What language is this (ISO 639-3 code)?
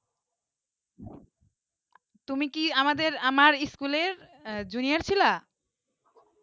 ben